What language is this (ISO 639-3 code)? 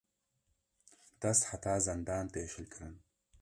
kur